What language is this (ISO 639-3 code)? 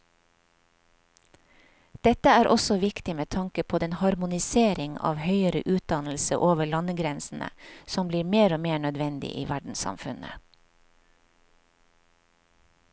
nor